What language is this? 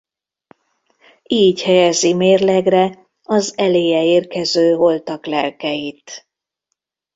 Hungarian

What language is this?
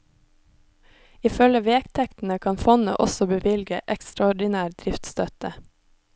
Norwegian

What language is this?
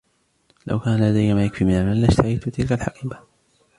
Arabic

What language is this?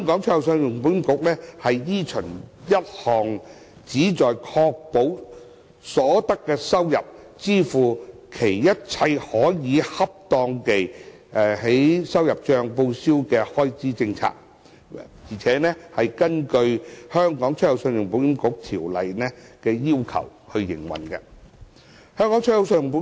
Cantonese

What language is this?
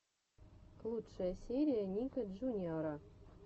Russian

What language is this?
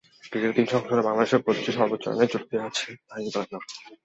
Bangla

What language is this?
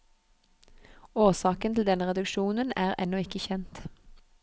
Norwegian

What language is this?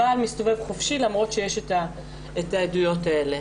Hebrew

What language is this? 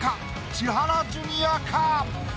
Japanese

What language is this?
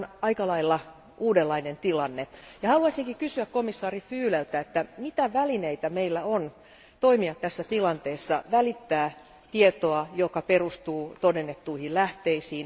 Finnish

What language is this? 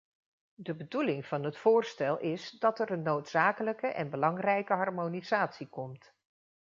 Dutch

